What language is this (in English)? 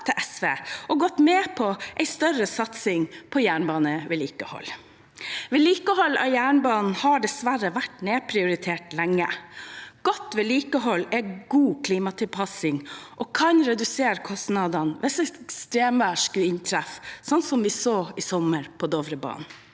Norwegian